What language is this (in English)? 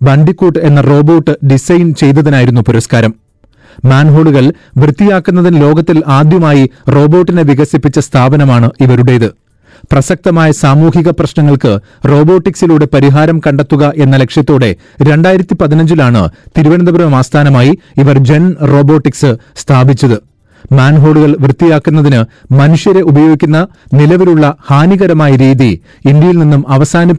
Malayalam